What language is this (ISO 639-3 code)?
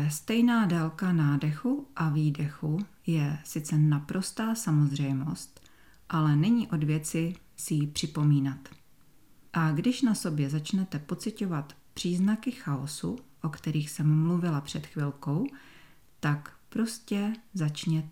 ces